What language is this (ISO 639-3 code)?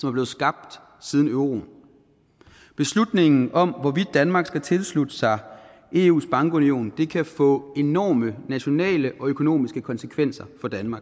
dan